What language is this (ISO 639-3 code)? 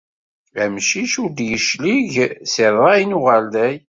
kab